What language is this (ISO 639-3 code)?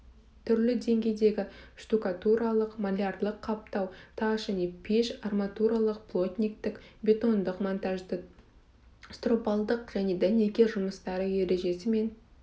kaz